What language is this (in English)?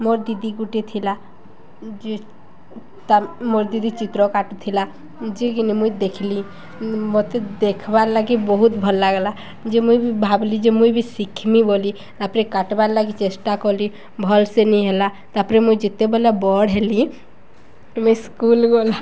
Odia